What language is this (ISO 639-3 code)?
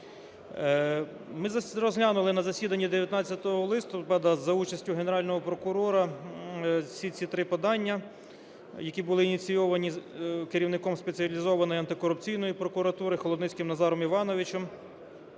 ukr